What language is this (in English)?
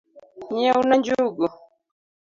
Luo (Kenya and Tanzania)